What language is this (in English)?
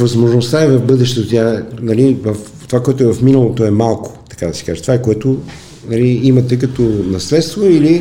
Bulgarian